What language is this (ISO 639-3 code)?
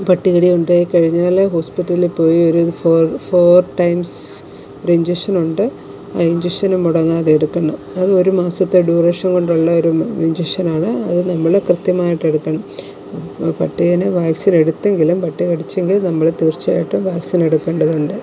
mal